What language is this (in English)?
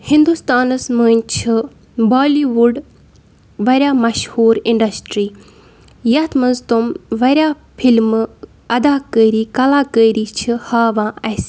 Kashmiri